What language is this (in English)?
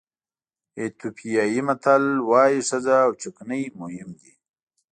Pashto